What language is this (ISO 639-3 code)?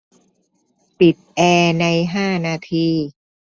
tha